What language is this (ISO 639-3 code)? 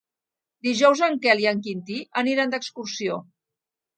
cat